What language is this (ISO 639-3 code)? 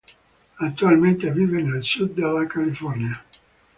ita